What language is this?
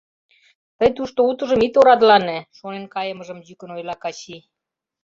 Mari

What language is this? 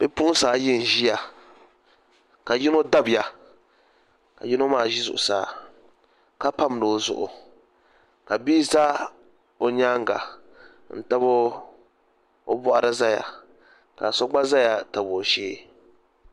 Dagbani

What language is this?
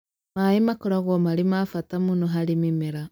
Kikuyu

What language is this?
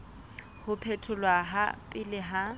Southern Sotho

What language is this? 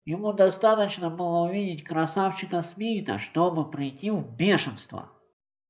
Russian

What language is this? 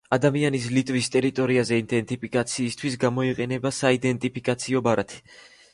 Georgian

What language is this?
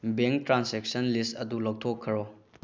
Manipuri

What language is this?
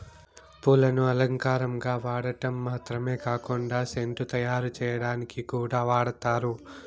Telugu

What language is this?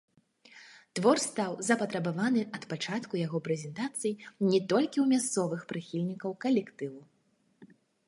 Belarusian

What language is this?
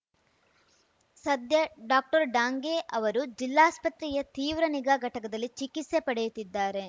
Kannada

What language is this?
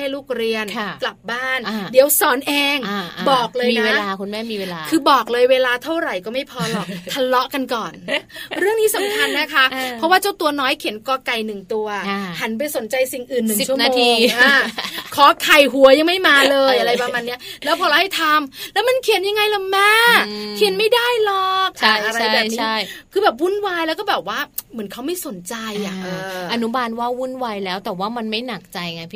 Thai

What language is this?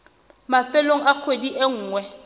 Southern Sotho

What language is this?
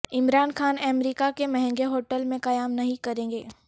Urdu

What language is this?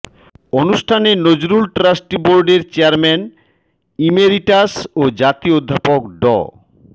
Bangla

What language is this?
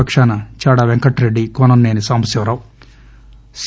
Telugu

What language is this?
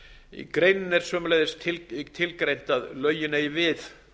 Icelandic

